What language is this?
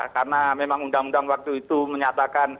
Indonesian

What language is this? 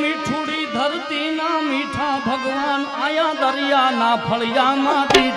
Gujarati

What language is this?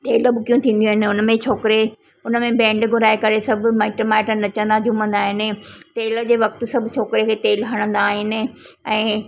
Sindhi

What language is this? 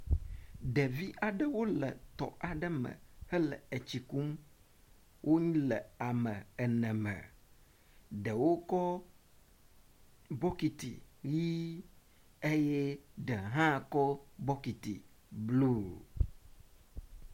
Ewe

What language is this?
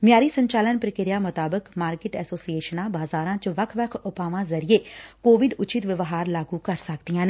Punjabi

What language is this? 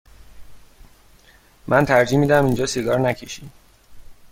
Persian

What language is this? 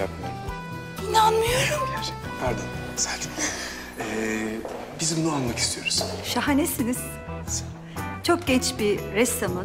Turkish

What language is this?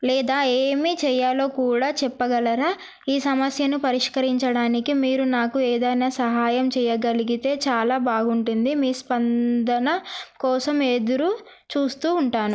Telugu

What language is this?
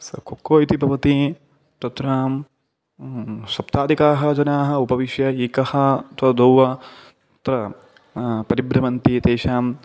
Sanskrit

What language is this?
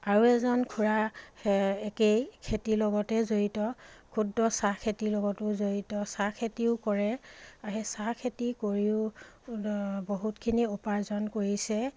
Assamese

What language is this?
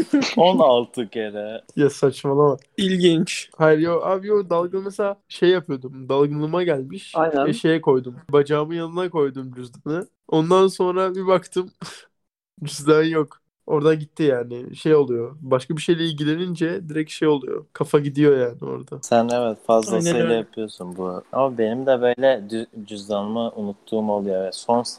Turkish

